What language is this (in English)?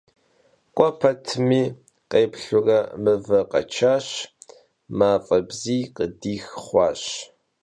Kabardian